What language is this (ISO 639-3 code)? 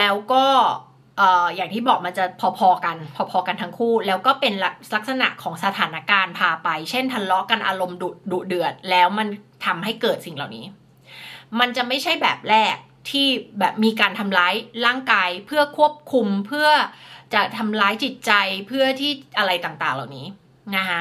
tha